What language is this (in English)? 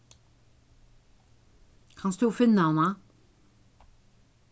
Faroese